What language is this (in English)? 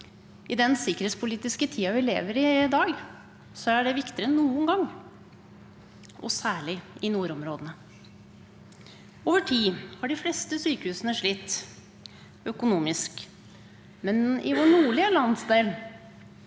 Norwegian